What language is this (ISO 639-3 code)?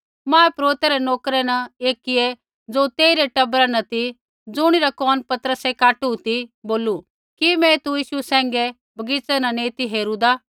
kfx